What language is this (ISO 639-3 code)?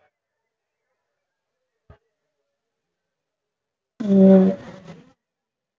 tam